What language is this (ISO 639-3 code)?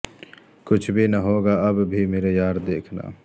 urd